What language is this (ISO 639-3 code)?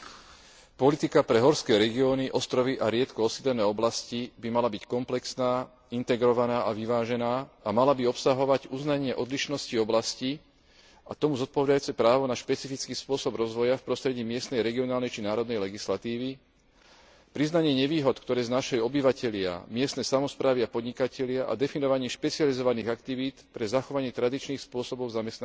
slk